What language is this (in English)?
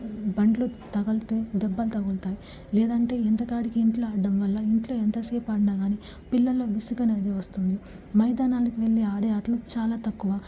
Telugu